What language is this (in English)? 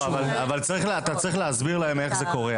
Hebrew